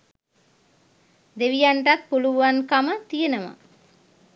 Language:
Sinhala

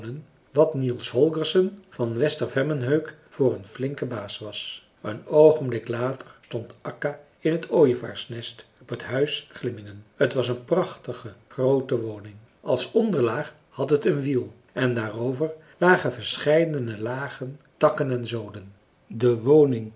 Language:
Dutch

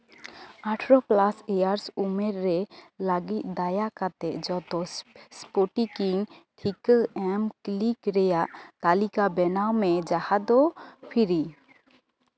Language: Santali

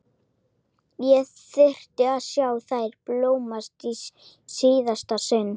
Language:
Icelandic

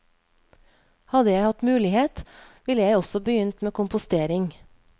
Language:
Norwegian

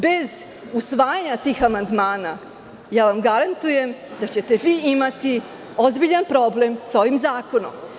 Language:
Serbian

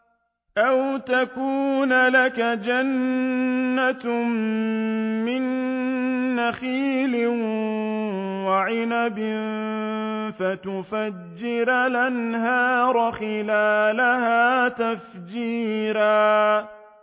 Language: Arabic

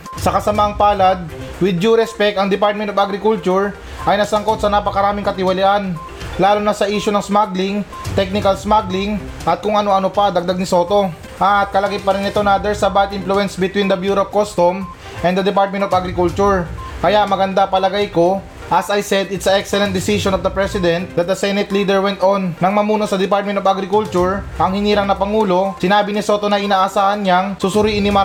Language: Filipino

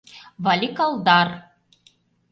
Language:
Mari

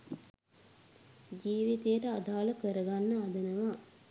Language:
Sinhala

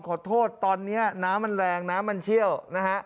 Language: Thai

